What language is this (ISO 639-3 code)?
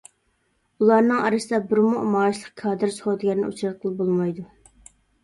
uig